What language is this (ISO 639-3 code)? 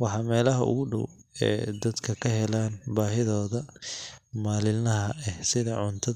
som